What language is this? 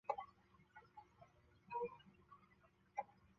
Chinese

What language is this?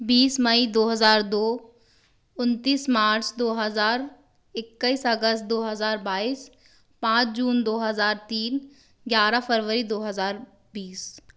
Hindi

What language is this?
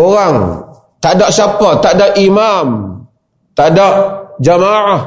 Malay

